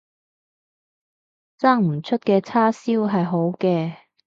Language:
Cantonese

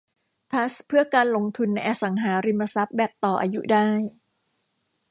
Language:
Thai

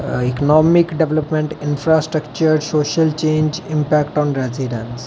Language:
Dogri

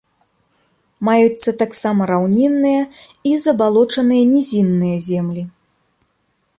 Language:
Belarusian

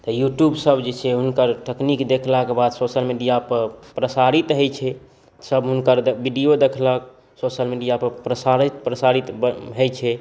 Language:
Maithili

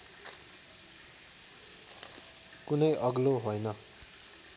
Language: Nepali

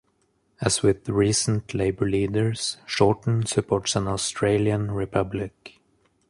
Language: English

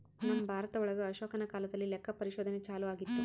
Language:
Kannada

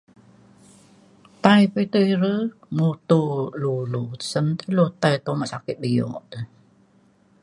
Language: Mainstream Kenyah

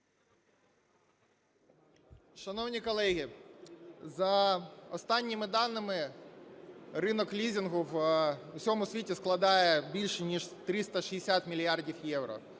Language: Ukrainian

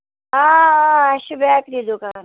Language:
Kashmiri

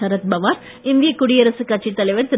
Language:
Tamil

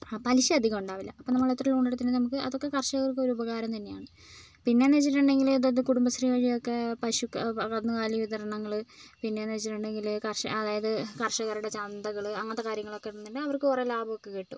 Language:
Malayalam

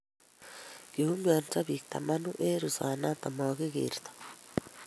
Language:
Kalenjin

